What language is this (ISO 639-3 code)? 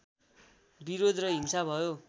nep